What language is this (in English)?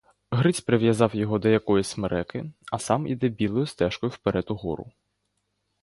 Ukrainian